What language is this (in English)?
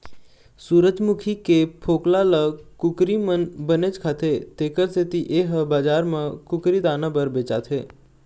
Chhattisgarhi